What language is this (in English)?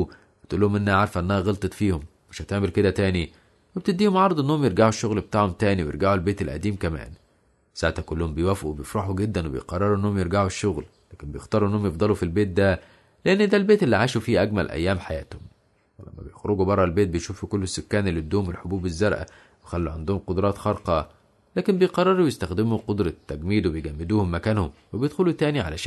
Arabic